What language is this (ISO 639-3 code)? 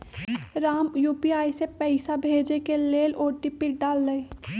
mag